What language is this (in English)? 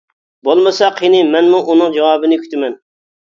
Uyghur